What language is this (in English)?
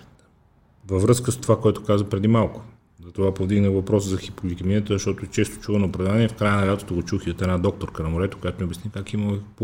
Bulgarian